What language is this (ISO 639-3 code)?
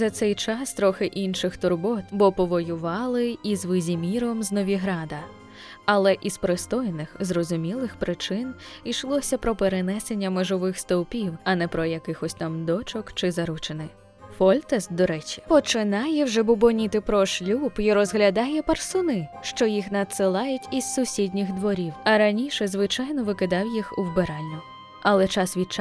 ukr